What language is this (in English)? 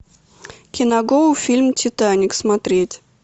Russian